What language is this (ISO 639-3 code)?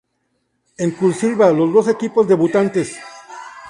spa